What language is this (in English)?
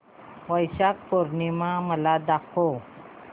Marathi